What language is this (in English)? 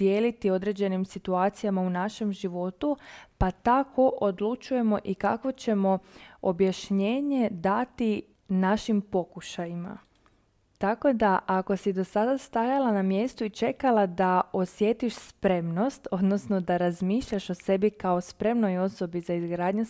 Croatian